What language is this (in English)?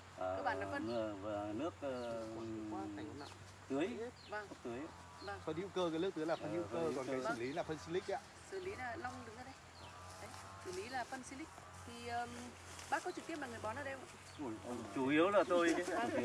Vietnamese